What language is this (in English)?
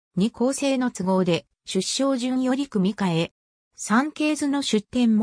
Japanese